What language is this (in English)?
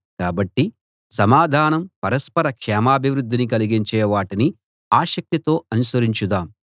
Telugu